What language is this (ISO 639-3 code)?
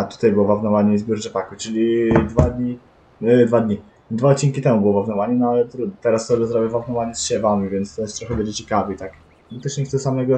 pol